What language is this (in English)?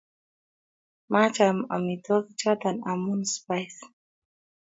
Kalenjin